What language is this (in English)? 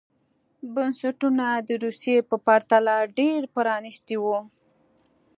Pashto